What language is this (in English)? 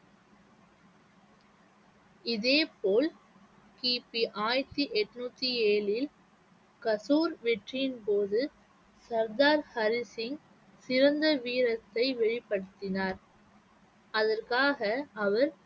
Tamil